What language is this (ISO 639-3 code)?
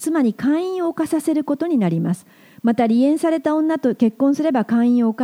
jpn